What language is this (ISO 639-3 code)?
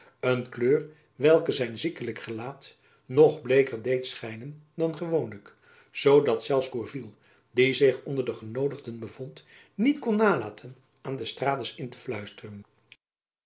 nld